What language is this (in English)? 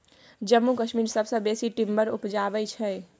Maithili